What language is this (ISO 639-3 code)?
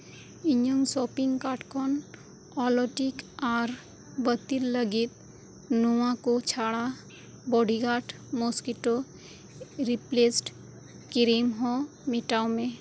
sat